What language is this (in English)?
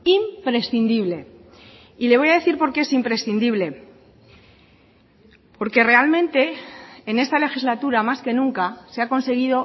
Spanish